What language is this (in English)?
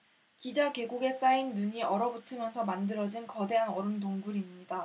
Korean